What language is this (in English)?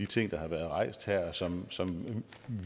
Danish